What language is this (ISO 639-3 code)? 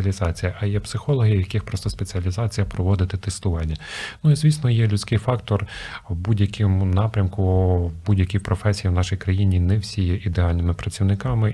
ukr